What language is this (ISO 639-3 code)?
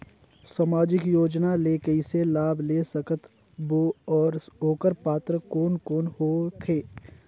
hne